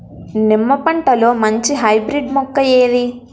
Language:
Telugu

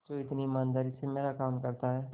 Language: Hindi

